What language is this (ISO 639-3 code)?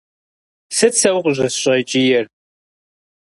kbd